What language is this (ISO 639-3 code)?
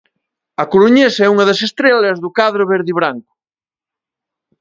glg